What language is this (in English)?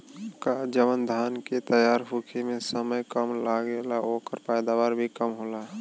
Bhojpuri